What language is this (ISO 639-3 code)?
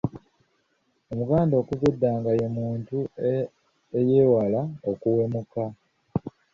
lug